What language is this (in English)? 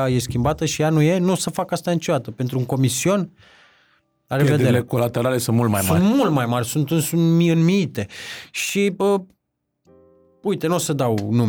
Romanian